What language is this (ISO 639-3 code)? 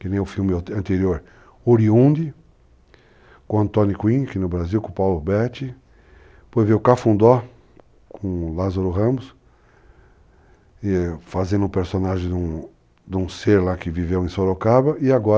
por